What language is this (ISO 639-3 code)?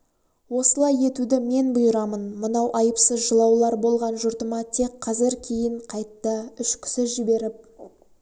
kaz